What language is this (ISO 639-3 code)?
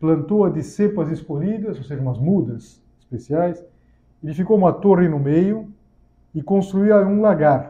por